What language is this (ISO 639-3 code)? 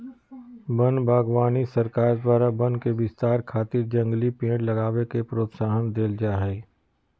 mag